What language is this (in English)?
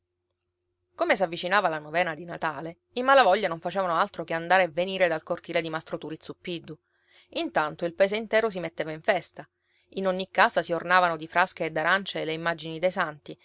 Italian